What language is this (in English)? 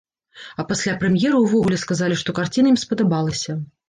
Belarusian